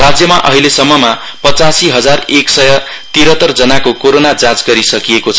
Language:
Nepali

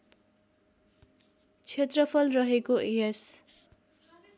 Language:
Nepali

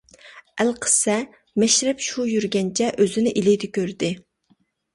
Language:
Uyghur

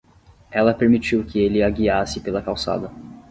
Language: Portuguese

